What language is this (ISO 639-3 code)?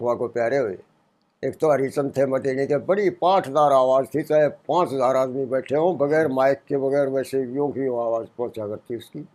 hin